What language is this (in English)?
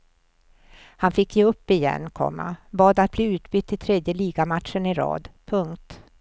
Swedish